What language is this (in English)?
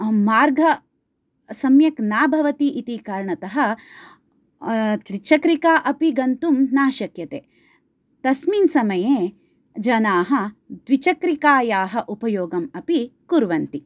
Sanskrit